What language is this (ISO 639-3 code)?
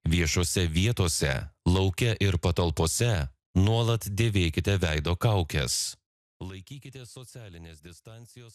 lit